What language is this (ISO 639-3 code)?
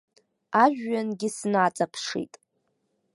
abk